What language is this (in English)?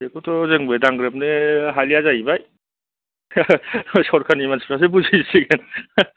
Bodo